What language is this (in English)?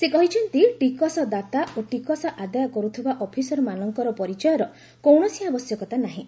Odia